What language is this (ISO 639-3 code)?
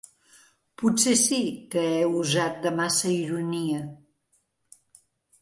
cat